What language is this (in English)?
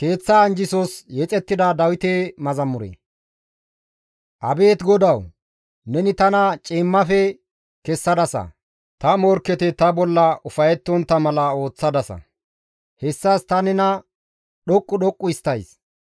Gamo